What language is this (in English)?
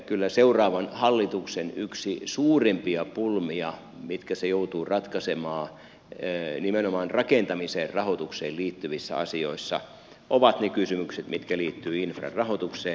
Finnish